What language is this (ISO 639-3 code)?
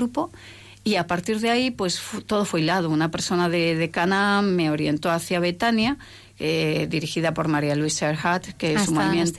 spa